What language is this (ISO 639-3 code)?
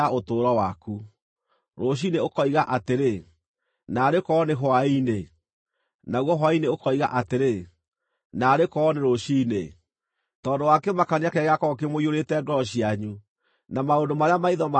kik